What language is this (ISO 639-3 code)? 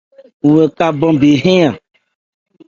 ebr